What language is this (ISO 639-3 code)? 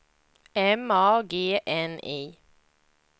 swe